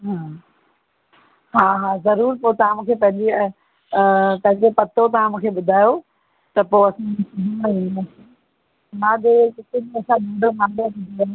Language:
Sindhi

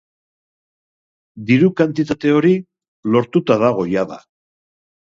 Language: Basque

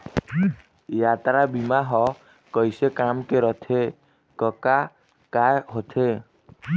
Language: Chhattisgarhi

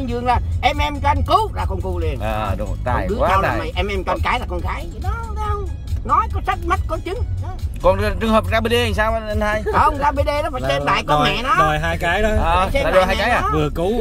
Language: Vietnamese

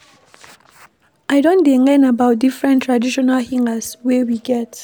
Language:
Nigerian Pidgin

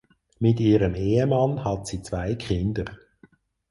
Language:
German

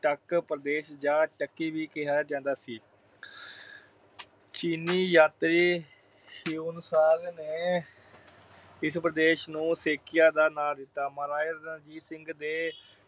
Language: Punjabi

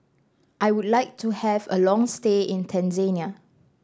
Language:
English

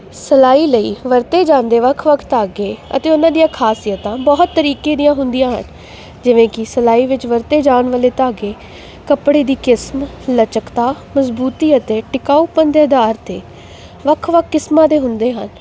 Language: Punjabi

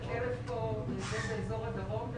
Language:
Hebrew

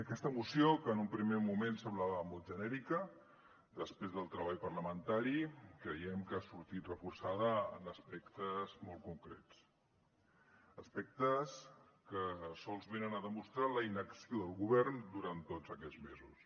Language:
Catalan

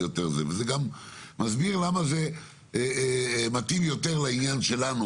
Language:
Hebrew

